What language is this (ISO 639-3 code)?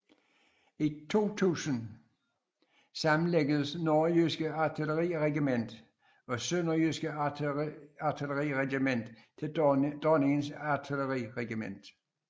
dan